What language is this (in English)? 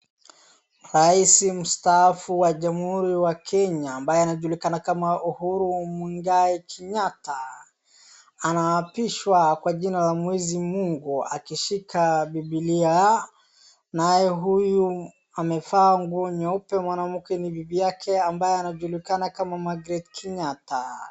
Swahili